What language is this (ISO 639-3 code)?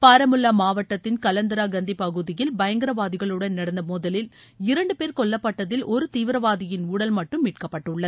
tam